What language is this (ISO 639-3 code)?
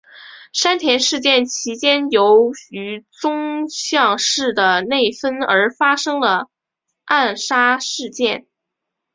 zho